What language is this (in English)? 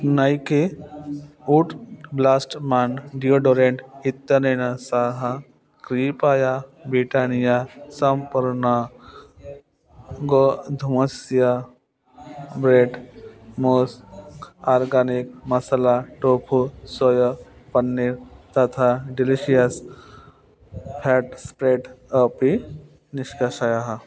Sanskrit